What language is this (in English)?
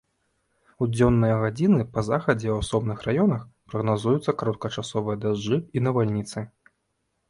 Belarusian